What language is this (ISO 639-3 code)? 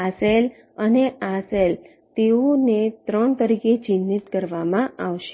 guj